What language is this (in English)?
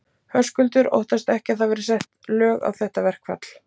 Icelandic